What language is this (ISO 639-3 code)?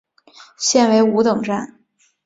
zho